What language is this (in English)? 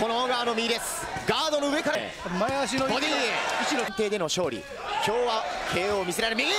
Japanese